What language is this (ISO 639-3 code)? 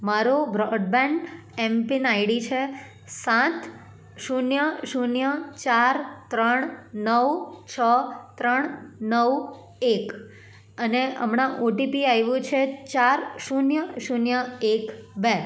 guj